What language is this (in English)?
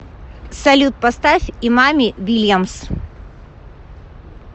Russian